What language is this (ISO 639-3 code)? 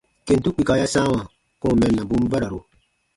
bba